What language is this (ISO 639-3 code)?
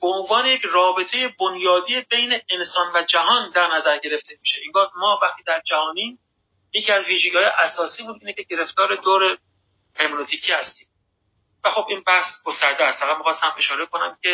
fas